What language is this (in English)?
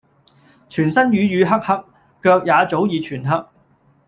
Cantonese